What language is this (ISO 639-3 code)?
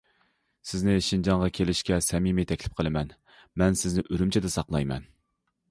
uig